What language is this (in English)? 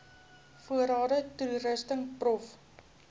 Afrikaans